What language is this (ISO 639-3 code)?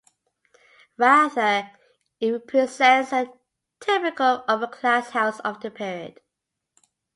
eng